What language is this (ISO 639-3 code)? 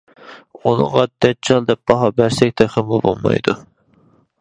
uig